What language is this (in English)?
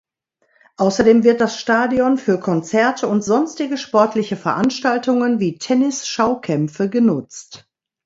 German